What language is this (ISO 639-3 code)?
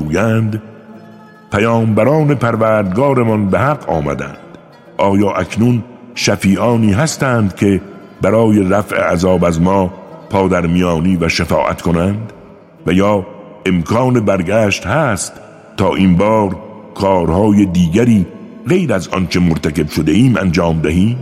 fas